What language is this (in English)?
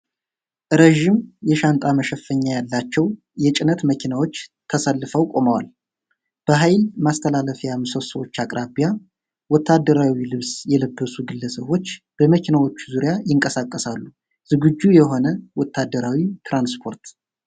Amharic